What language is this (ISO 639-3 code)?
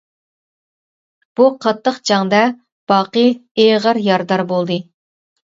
uig